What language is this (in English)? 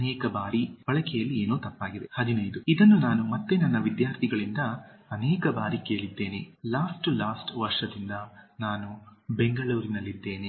Kannada